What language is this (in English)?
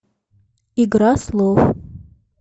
Russian